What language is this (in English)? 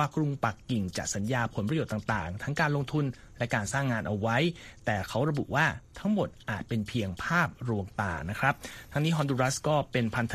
Thai